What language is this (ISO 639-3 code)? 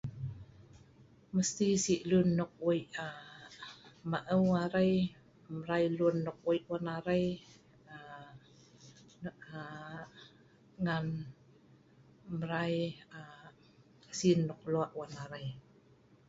snv